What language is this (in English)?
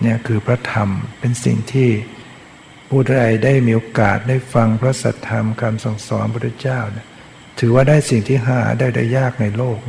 Thai